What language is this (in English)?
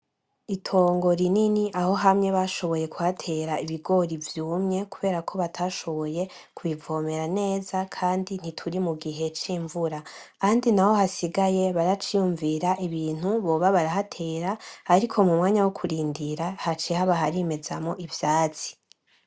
Rundi